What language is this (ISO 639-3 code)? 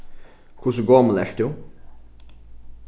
fao